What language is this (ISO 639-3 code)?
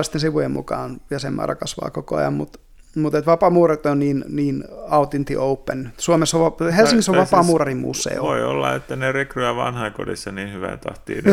fin